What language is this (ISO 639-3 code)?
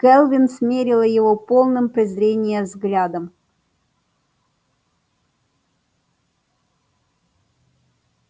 rus